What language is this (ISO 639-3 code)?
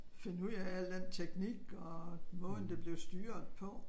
dan